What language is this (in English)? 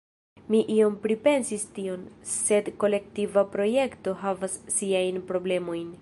Esperanto